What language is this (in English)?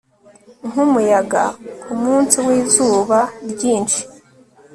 Kinyarwanda